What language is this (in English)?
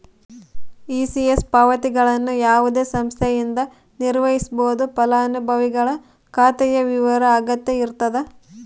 Kannada